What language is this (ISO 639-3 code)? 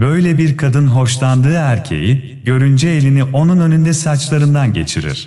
tur